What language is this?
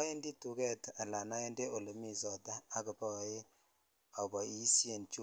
Kalenjin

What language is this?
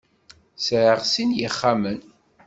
Kabyle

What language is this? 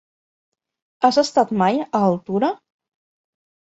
Catalan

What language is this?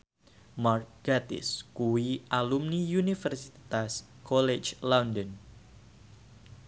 Javanese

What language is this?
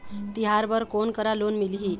Chhattisgarhi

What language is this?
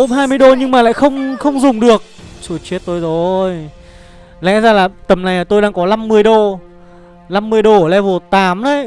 Vietnamese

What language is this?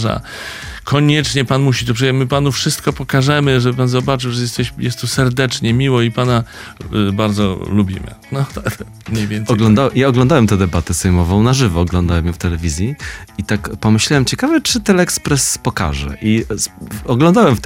Polish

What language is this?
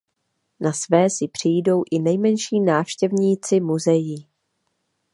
Czech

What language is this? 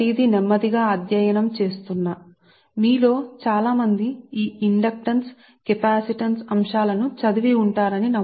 Telugu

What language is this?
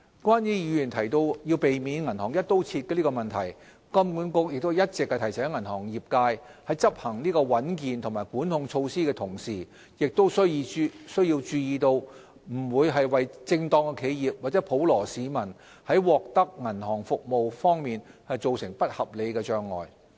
Cantonese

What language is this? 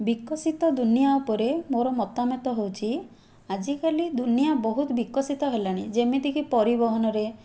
Odia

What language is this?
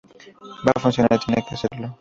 Spanish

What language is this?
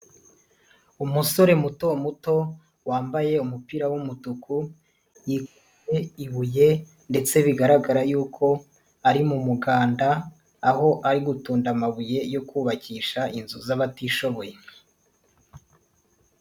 Kinyarwanda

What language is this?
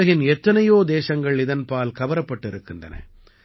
Tamil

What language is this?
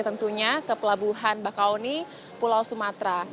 Indonesian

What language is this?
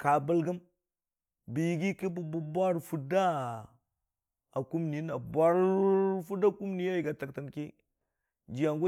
Dijim-Bwilim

